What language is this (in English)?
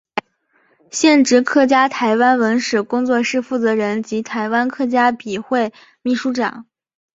Chinese